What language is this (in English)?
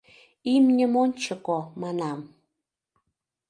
Mari